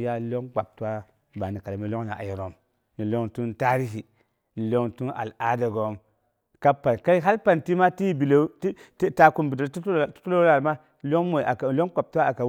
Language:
Boghom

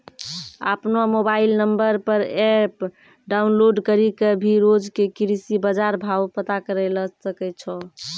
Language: Maithili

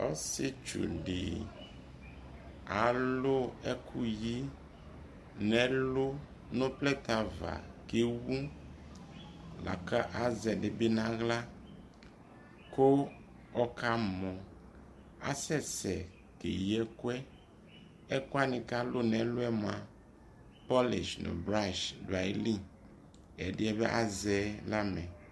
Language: Ikposo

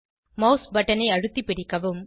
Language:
Tamil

